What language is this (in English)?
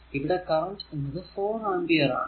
Malayalam